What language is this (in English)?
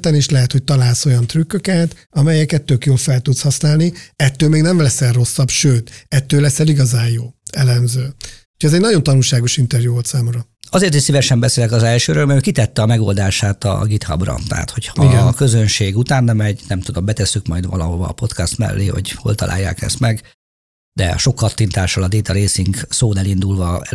Hungarian